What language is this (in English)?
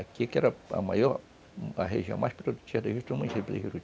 Portuguese